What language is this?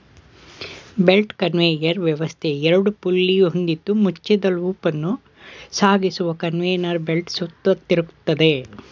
Kannada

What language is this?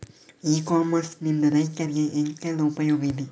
Kannada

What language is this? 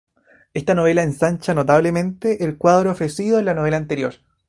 Spanish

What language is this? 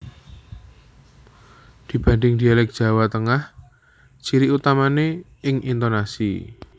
Javanese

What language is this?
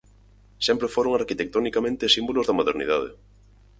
Galician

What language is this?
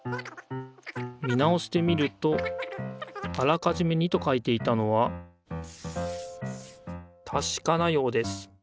Japanese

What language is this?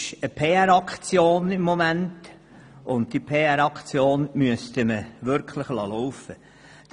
Swiss German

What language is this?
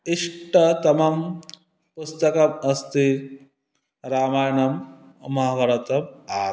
Sanskrit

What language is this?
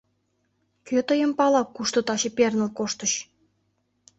Mari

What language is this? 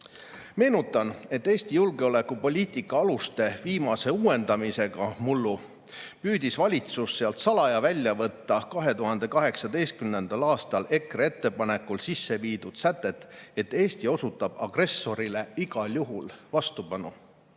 Estonian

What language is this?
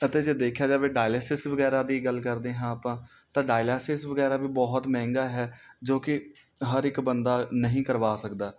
Punjabi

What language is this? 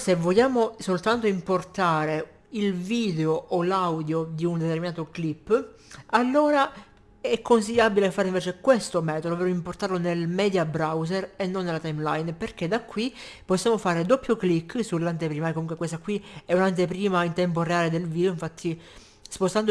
Italian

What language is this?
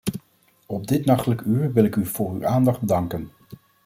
Dutch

